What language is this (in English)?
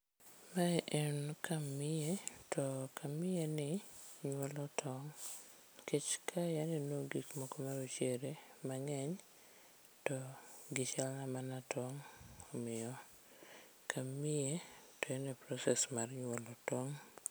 Luo (Kenya and Tanzania)